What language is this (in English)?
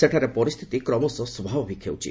Odia